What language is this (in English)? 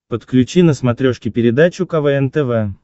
Russian